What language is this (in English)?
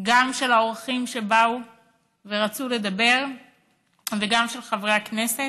Hebrew